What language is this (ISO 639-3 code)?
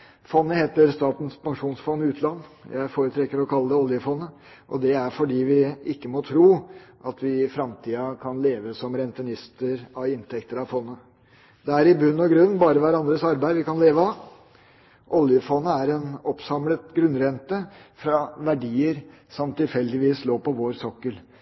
nob